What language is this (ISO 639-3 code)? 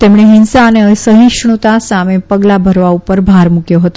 guj